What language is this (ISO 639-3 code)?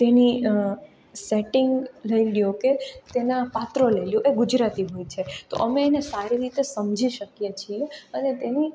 guj